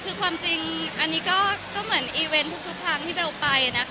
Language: Thai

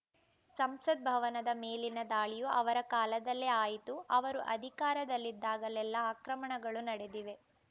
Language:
Kannada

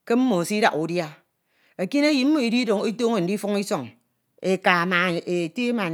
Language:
Ito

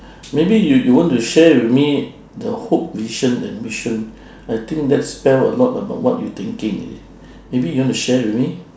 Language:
English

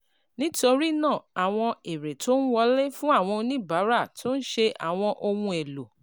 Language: Yoruba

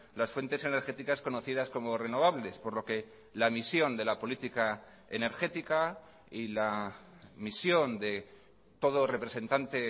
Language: Spanish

